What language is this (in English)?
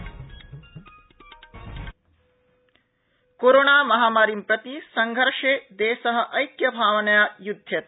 Sanskrit